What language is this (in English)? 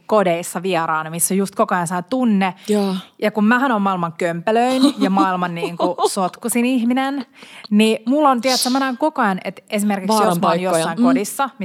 Finnish